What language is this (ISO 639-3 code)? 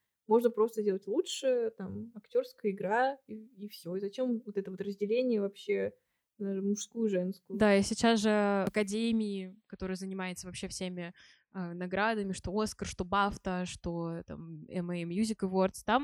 rus